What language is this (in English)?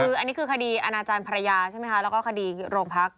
Thai